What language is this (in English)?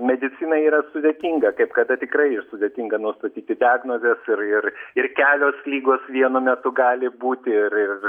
Lithuanian